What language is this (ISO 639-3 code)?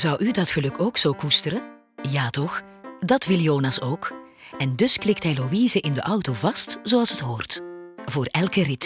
nld